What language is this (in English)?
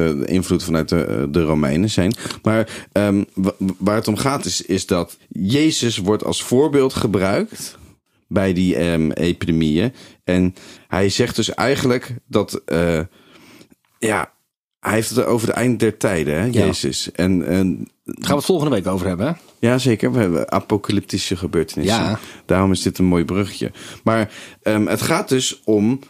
Dutch